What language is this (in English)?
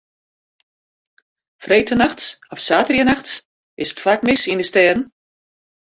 Western Frisian